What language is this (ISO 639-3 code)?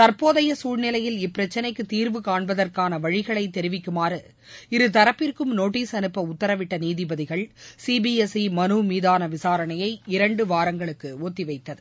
tam